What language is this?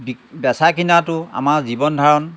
Assamese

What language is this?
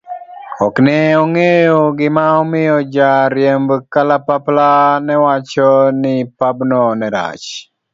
Luo (Kenya and Tanzania)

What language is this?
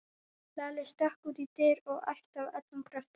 Icelandic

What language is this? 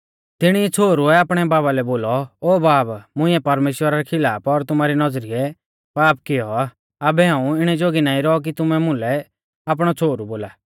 Mahasu Pahari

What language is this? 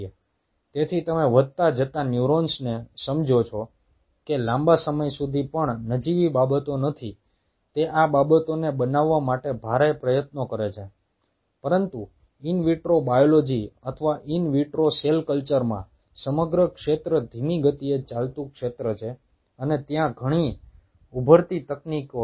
Gujarati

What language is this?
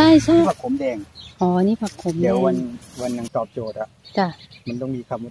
Thai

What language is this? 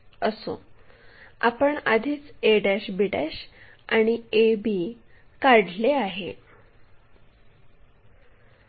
Marathi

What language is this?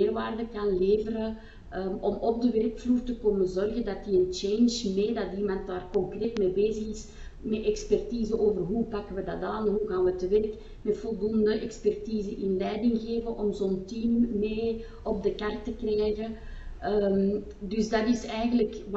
Dutch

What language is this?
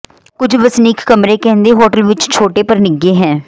Punjabi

